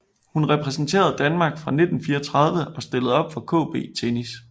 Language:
Danish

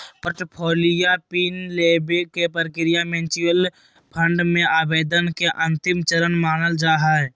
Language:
Magahi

